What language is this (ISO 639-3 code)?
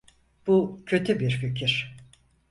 tur